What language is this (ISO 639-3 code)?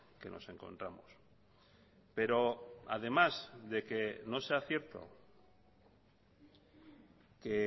spa